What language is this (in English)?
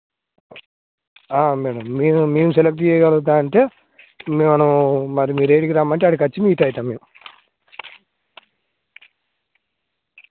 Telugu